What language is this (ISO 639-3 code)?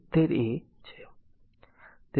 guj